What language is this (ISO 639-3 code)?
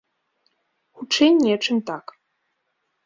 bel